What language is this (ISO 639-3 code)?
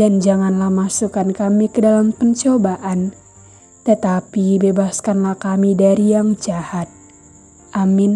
ind